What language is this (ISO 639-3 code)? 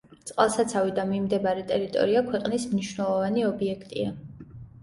kat